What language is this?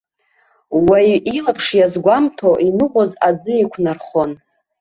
Abkhazian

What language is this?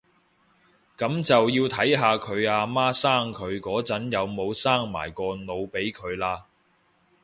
Cantonese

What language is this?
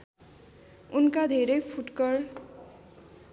Nepali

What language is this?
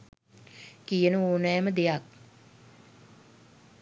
Sinhala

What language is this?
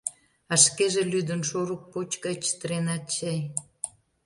Mari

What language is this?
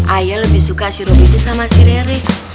Indonesian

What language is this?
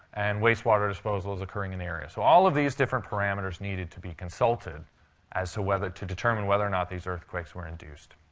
English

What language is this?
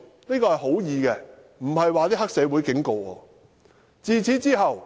Cantonese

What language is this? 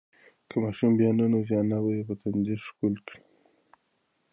Pashto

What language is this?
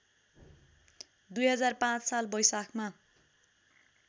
Nepali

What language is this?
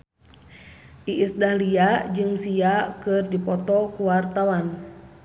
Sundanese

